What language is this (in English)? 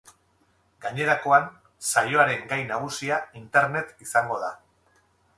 Basque